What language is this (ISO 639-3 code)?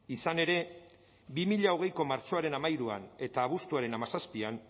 eus